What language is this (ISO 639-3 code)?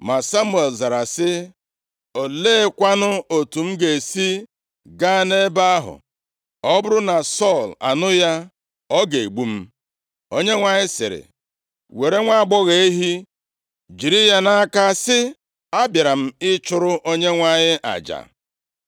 ibo